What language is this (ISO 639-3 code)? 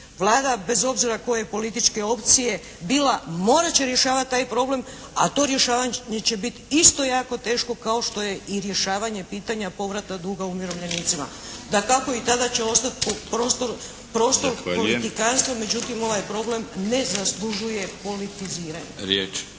hrv